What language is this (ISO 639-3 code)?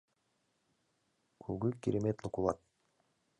chm